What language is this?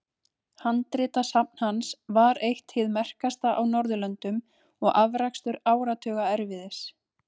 Icelandic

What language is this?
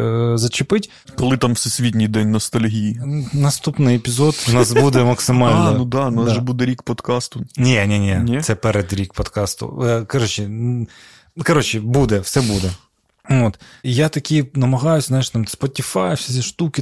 Ukrainian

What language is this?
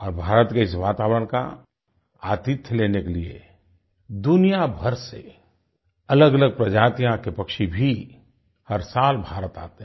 Hindi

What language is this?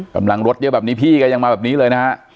Thai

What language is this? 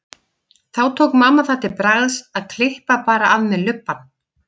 Icelandic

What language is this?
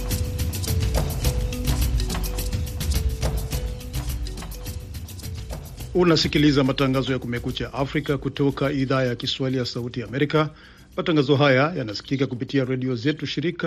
Swahili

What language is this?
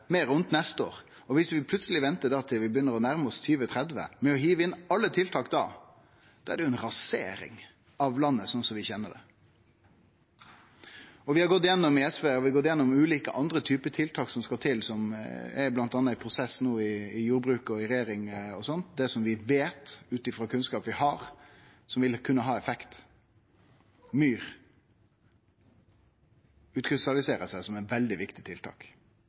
Norwegian Nynorsk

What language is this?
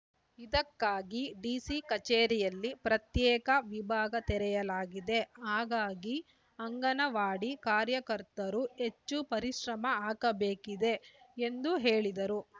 Kannada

